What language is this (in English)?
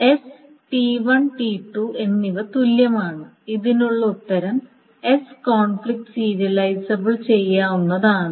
Malayalam